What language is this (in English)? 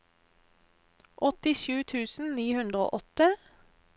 Norwegian